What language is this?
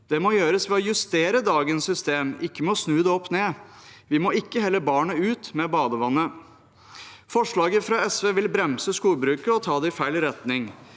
Norwegian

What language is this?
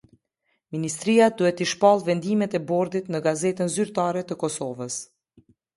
Albanian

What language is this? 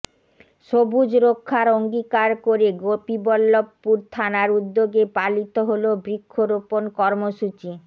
Bangla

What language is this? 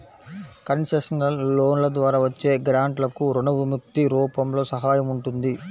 Telugu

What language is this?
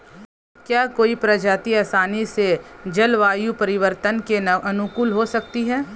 Hindi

